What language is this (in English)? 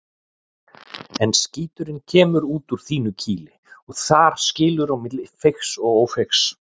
Icelandic